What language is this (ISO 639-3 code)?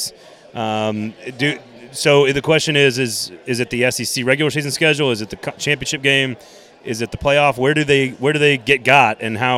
eng